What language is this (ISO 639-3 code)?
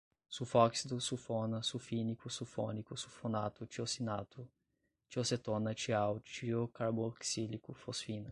por